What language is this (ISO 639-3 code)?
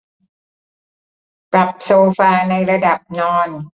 tha